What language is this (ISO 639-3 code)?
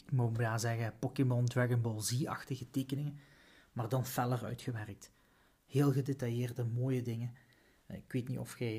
nld